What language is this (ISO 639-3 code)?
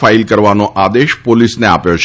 guj